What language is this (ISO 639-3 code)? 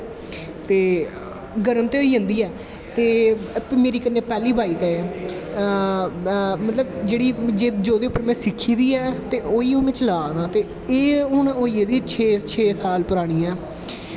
doi